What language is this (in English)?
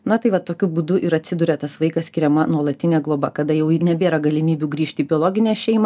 Lithuanian